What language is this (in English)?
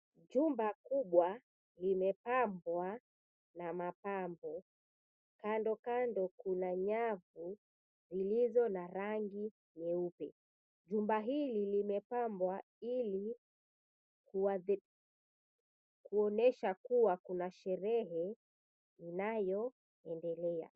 Swahili